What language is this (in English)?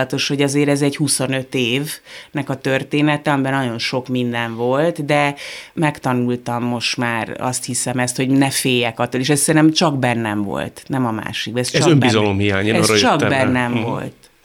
Hungarian